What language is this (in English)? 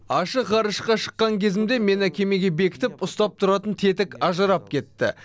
Kazakh